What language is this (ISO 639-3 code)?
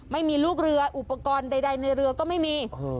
tha